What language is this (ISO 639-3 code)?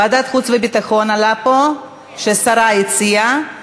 heb